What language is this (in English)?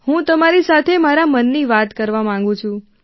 Gujarati